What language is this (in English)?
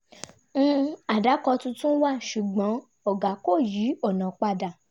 Yoruba